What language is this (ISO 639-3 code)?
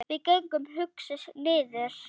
isl